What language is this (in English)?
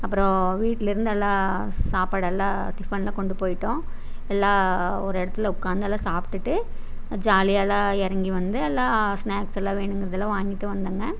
Tamil